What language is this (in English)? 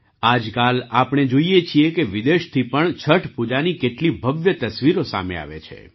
Gujarati